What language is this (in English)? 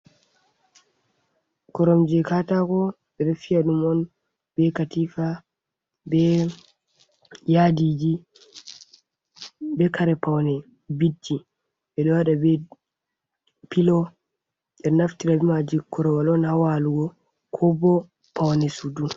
Fula